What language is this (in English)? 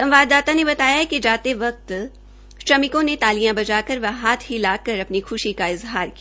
Hindi